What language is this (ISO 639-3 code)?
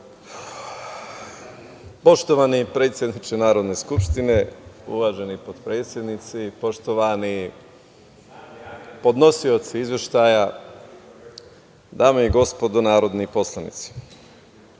srp